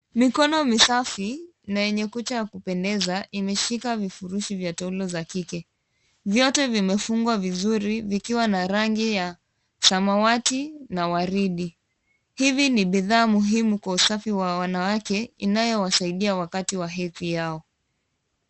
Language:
Swahili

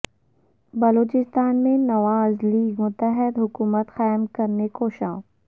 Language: Urdu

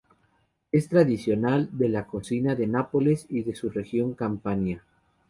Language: Spanish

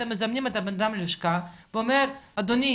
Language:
Hebrew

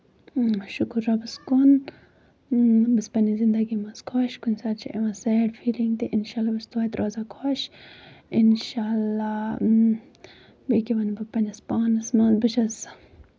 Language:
Kashmiri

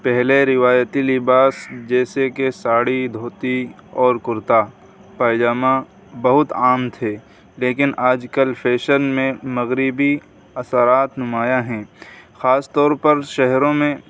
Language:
Urdu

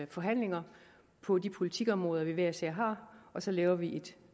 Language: Danish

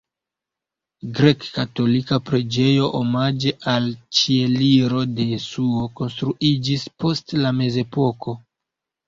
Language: Esperanto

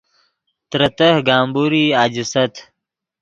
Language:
Yidgha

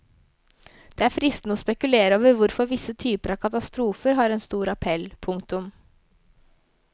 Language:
Norwegian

